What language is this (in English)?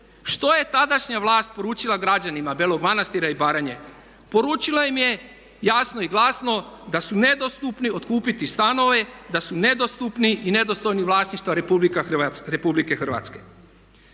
Croatian